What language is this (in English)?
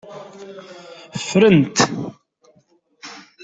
Kabyle